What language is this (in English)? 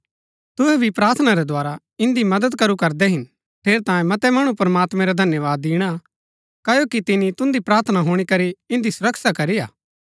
Gaddi